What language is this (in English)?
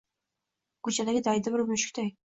Uzbek